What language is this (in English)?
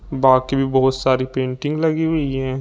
Hindi